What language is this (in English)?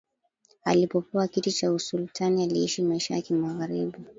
Swahili